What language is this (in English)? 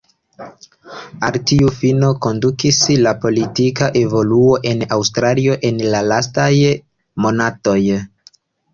Esperanto